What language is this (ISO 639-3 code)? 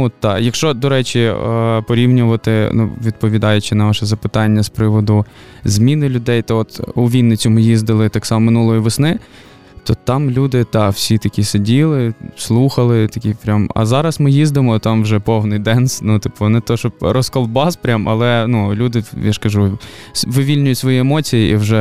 ukr